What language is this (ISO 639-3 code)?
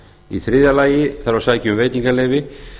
isl